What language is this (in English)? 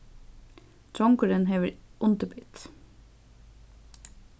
Faroese